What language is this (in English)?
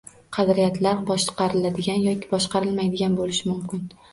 Uzbek